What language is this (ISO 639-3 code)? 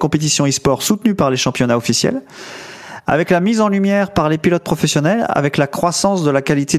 fra